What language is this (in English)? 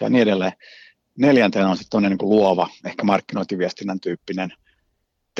Finnish